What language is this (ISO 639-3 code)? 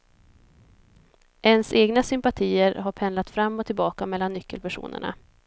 swe